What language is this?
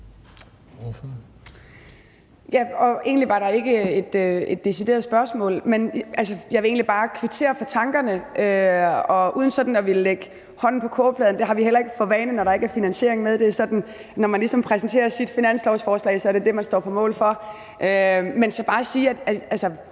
Danish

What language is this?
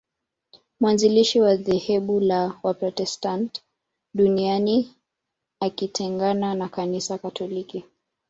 Swahili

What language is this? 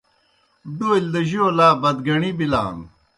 Kohistani Shina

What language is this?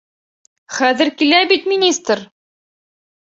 Bashkir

